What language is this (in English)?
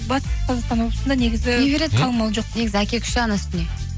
Kazakh